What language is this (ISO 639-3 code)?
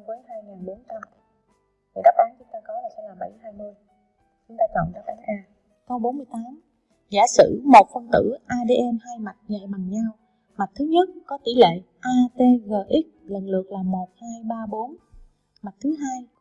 vie